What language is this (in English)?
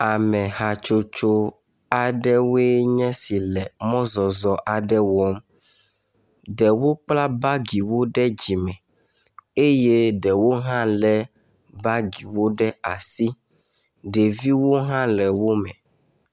Ewe